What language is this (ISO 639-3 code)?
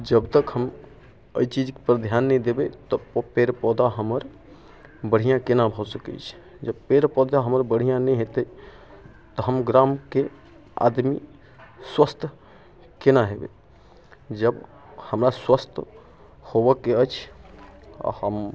mai